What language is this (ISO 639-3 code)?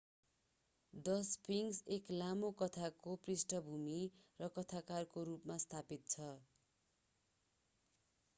nep